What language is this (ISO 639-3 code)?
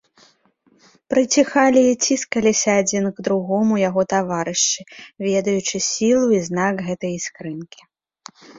bel